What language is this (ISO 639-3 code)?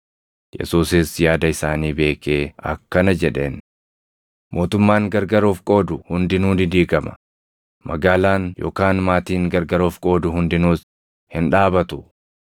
orm